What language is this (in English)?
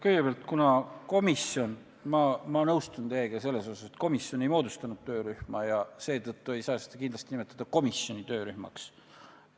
Estonian